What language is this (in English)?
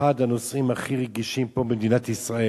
Hebrew